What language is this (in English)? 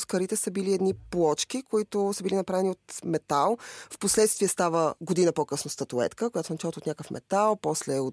Bulgarian